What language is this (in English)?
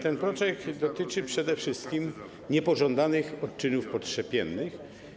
Polish